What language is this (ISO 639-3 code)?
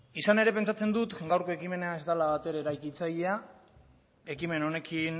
eus